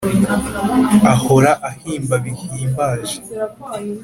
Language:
Kinyarwanda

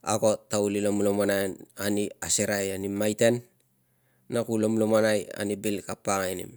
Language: Tungag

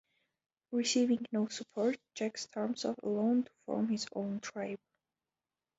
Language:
English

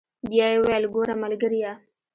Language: Pashto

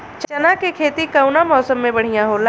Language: Bhojpuri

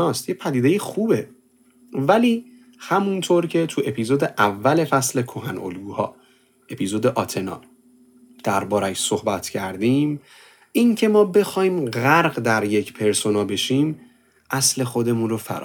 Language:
Persian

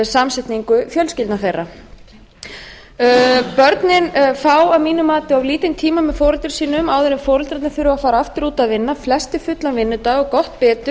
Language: Icelandic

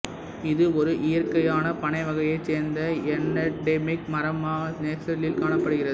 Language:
Tamil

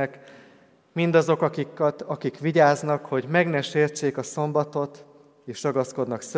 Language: Hungarian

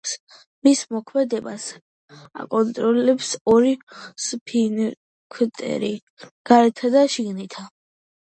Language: Georgian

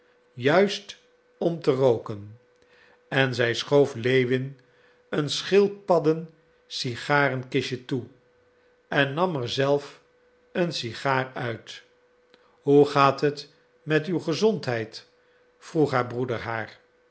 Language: Dutch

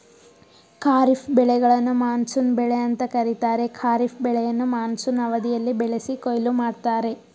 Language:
Kannada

